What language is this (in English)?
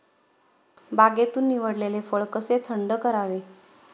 Marathi